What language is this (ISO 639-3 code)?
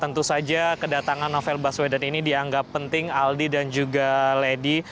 ind